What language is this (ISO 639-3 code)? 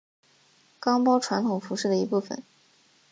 zho